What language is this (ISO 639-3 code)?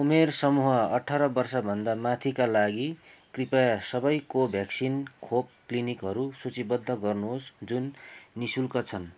nep